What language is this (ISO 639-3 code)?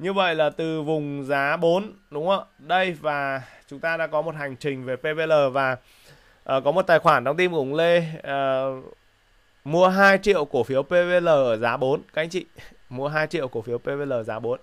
vie